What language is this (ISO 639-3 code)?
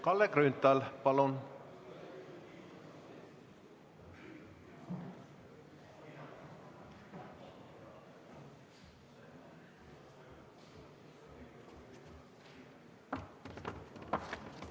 est